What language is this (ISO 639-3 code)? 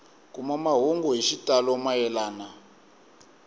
tso